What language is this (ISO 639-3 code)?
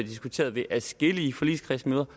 dan